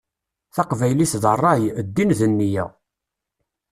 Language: Kabyle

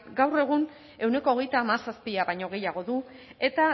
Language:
Basque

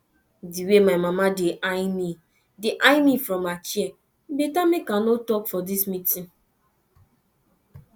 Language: Nigerian Pidgin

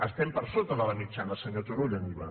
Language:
Catalan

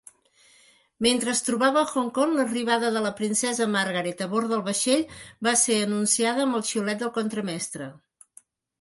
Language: Catalan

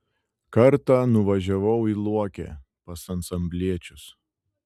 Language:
Lithuanian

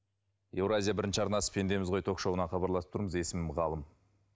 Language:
Kazakh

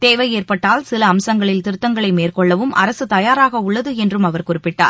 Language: Tamil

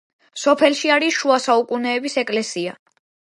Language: Georgian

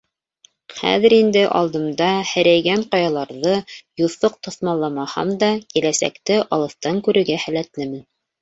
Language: Bashkir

